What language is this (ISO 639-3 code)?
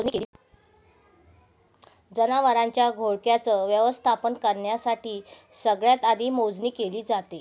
mar